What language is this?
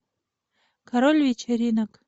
Russian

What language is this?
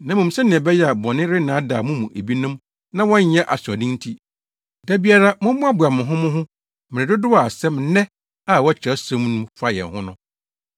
Akan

